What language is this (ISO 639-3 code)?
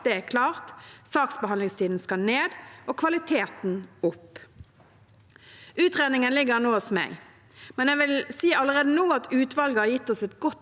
nor